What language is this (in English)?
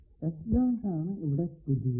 Malayalam